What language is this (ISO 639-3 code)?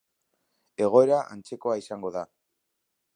eus